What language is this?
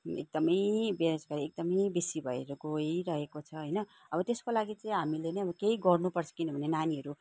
Nepali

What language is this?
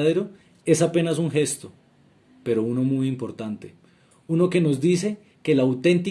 Spanish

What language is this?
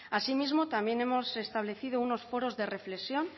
Spanish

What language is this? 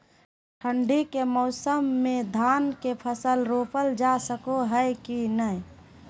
Magahi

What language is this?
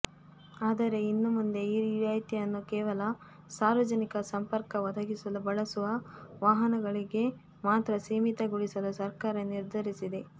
Kannada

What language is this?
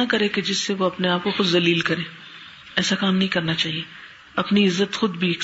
Urdu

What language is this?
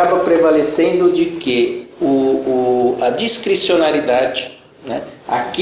Portuguese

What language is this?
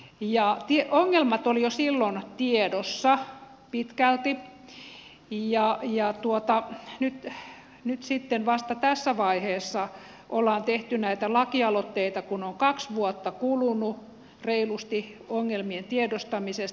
Finnish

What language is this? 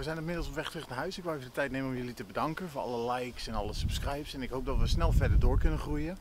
Dutch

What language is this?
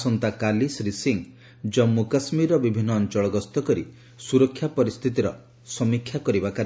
Odia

